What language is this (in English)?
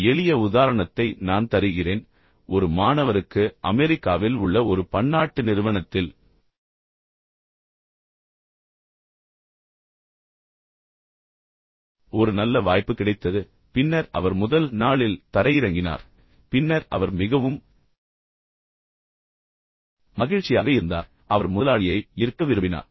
Tamil